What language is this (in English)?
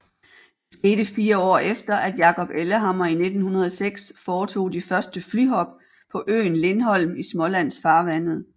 Danish